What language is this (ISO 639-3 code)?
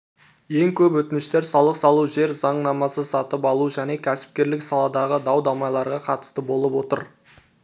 kaz